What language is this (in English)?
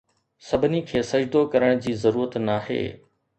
Sindhi